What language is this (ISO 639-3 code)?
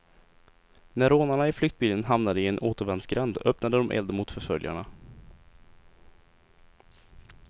swe